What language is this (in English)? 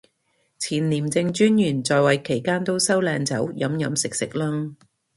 Cantonese